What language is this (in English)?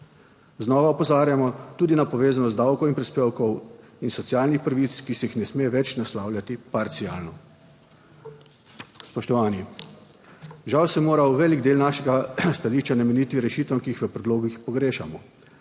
Slovenian